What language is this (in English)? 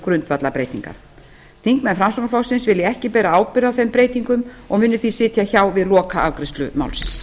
Icelandic